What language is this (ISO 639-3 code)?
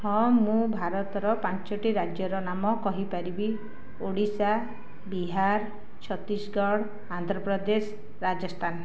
ori